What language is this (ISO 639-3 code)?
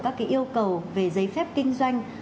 vie